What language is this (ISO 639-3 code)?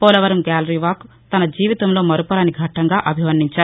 tel